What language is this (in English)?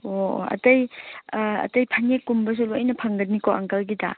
Manipuri